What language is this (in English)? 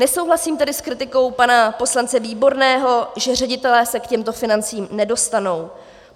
Czech